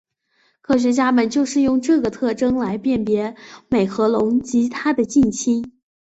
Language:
Chinese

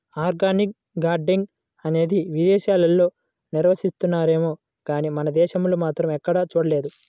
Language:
Telugu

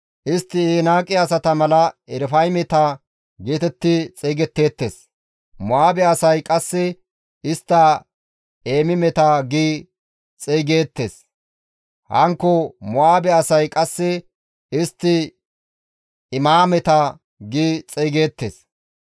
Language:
Gamo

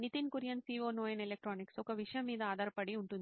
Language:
Telugu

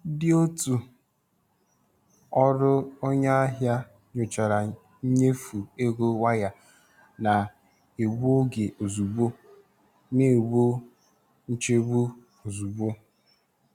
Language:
Igbo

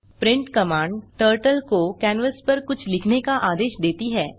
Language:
Hindi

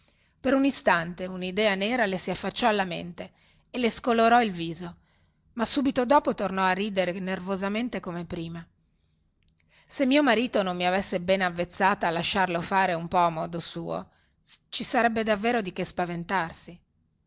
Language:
Italian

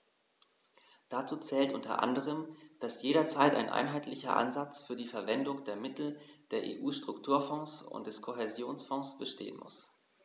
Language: German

